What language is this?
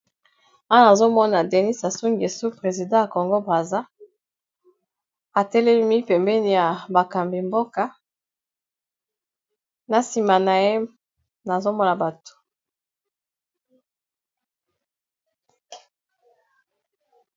Lingala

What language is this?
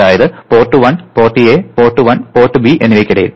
Malayalam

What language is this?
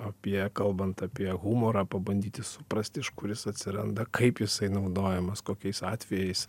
Lithuanian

